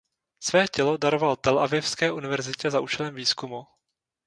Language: Czech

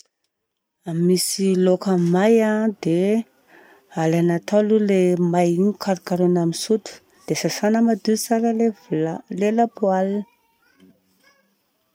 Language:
Southern Betsimisaraka Malagasy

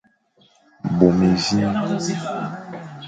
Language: Fang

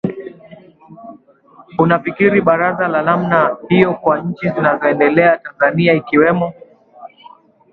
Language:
Swahili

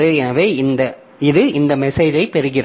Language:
Tamil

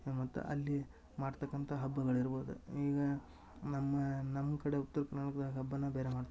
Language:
Kannada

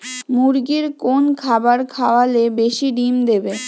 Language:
Bangla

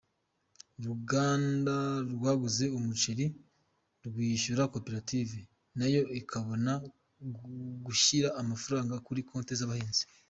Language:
Kinyarwanda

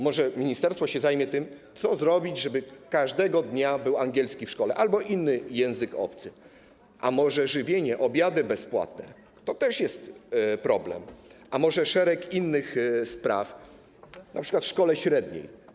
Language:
Polish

